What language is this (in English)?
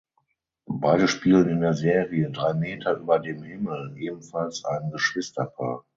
German